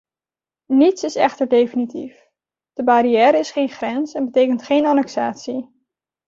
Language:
Dutch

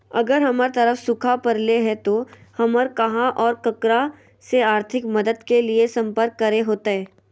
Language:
Magahi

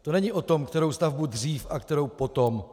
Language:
Czech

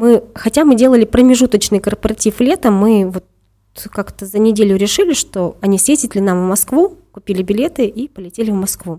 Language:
Russian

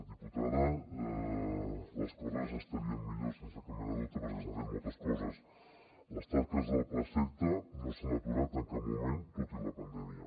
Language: Catalan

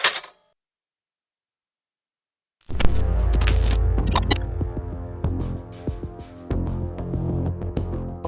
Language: Thai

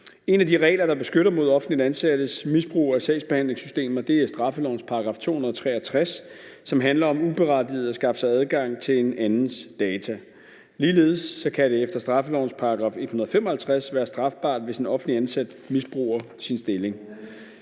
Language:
Danish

